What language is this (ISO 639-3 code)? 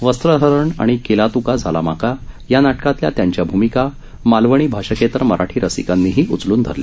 mar